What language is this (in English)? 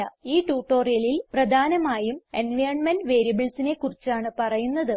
Malayalam